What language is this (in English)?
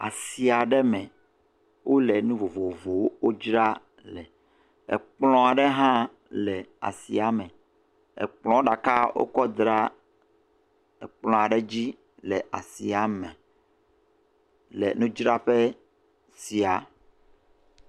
Ewe